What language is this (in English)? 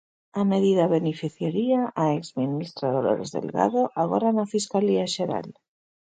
Galician